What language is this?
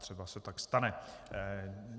Czech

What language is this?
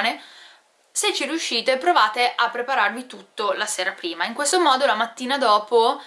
Italian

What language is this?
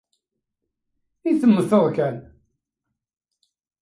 Kabyle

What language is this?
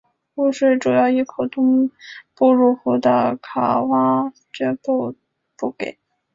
Chinese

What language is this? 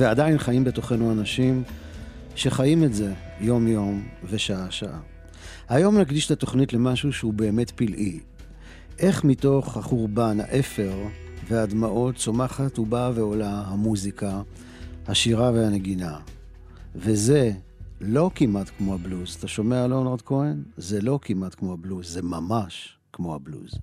Hebrew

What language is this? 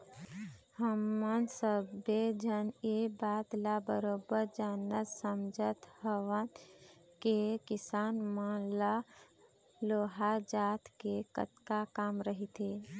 Chhattisgarhi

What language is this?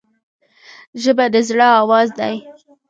Pashto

